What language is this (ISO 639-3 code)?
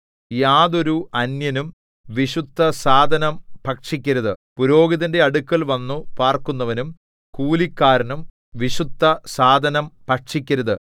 mal